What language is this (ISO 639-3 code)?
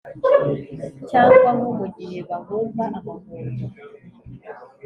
kin